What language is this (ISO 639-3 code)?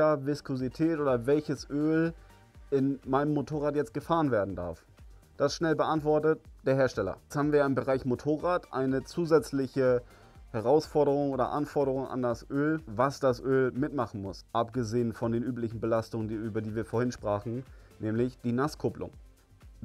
deu